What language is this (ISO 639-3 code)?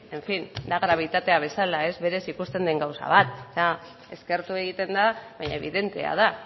eus